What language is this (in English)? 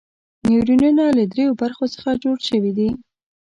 Pashto